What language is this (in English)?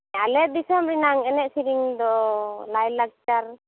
Santali